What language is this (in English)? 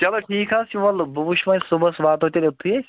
Kashmiri